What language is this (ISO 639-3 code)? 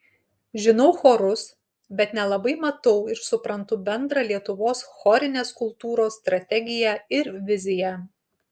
lit